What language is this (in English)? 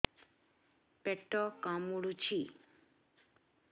Odia